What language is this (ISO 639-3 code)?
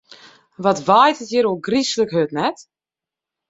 fry